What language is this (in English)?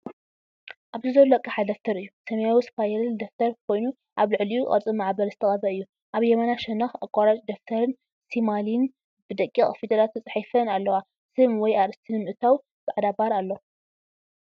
Tigrinya